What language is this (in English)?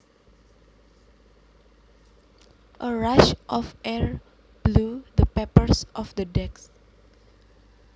Javanese